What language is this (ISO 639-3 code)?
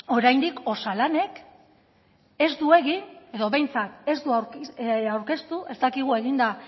eus